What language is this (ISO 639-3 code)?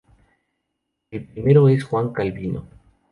spa